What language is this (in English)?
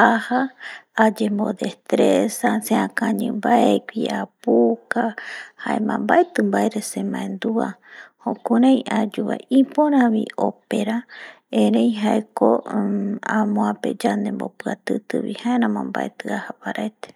Eastern Bolivian Guaraní